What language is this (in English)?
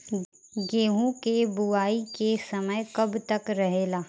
Bhojpuri